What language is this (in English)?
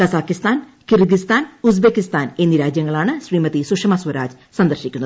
Malayalam